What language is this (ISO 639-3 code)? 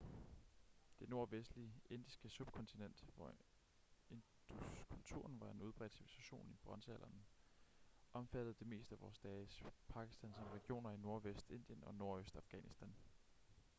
dan